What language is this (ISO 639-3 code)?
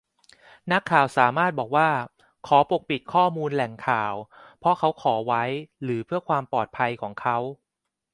tha